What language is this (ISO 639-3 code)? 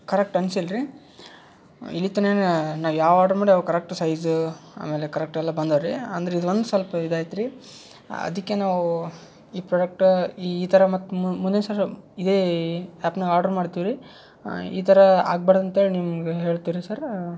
kan